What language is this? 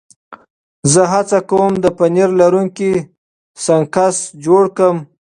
Pashto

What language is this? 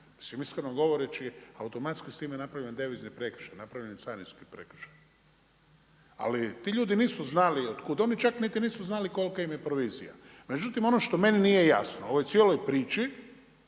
Croatian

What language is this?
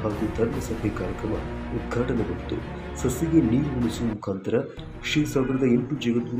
Romanian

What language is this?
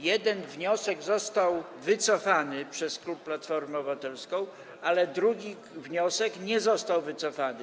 Polish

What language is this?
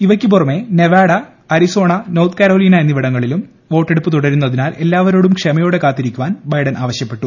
Malayalam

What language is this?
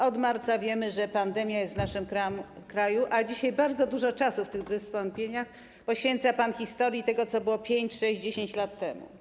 Polish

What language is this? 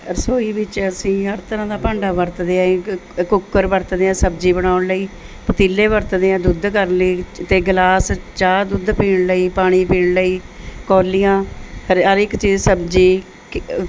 Punjabi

